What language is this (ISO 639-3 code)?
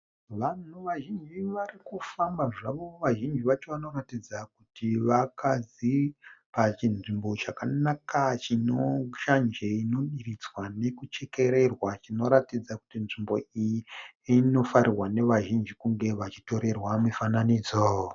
sna